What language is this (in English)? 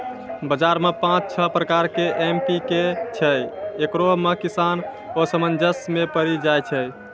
Maithili